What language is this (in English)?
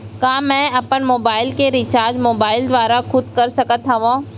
Chhattisgarhi